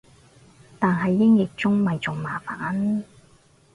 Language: Cantonese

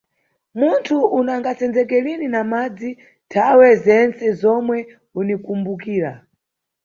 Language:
Nyungwe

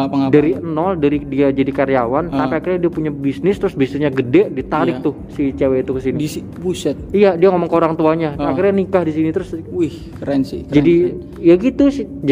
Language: Indonesian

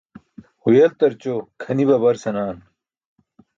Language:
Burushaski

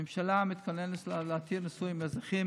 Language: Hebrew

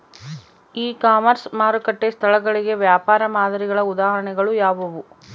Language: Kannada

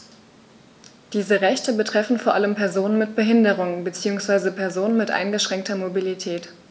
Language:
German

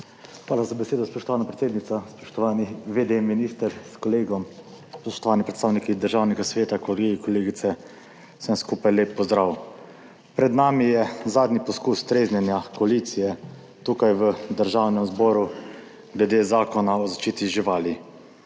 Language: Slovenian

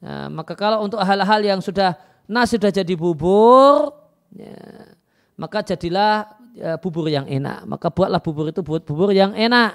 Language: Indonesian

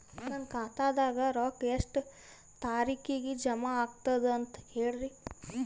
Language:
Kannada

